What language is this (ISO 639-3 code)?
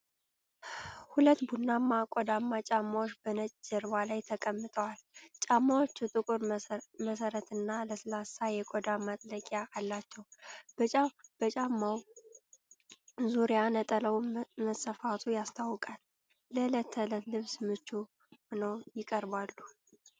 amh